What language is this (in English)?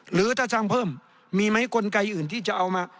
Thai